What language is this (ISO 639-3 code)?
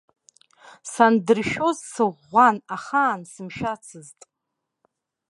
abk